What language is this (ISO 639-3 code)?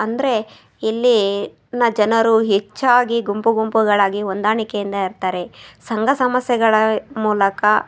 kan